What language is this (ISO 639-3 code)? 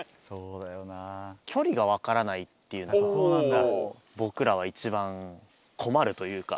jpn